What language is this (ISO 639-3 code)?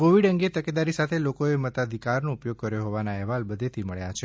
guj